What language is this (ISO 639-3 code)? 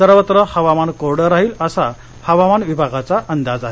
mar